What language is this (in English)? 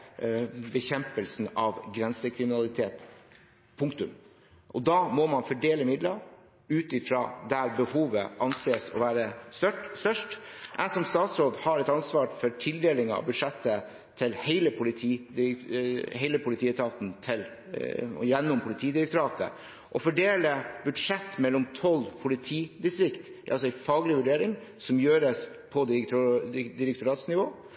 Norwegian Bokmål